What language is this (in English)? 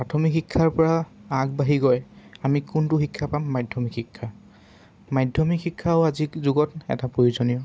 Assamese